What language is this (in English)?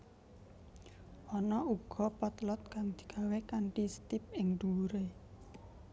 Javanese